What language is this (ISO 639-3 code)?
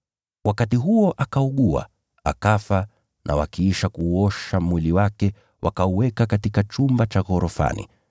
swa